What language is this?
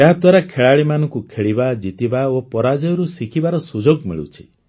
Odia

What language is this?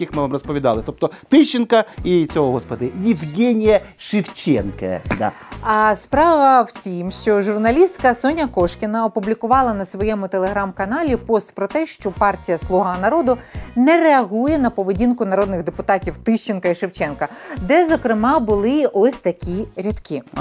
Ukrainian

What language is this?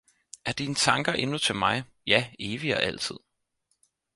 Danish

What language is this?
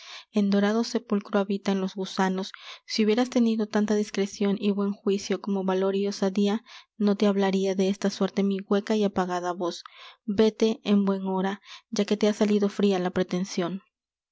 Spanish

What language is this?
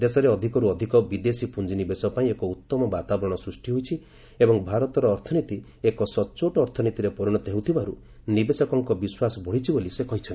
Odia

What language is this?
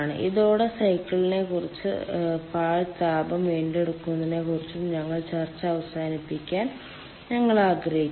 Malayalam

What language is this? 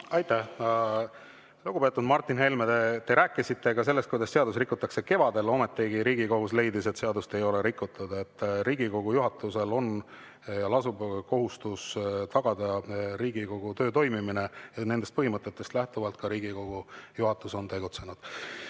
Estonian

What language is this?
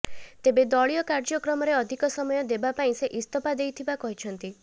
Odia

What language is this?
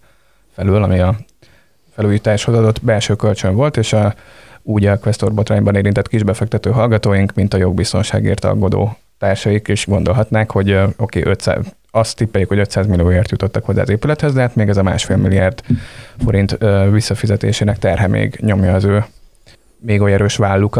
Hungarian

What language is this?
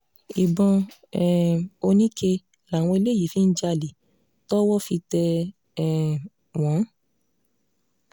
Yoruba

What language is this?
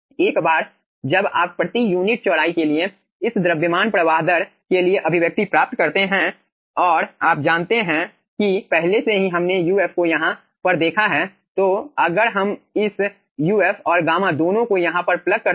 Hindi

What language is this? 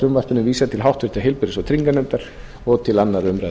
Icelandic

